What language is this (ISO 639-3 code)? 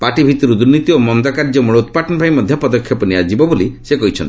ori